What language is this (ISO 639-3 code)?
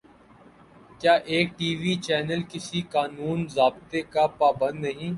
urd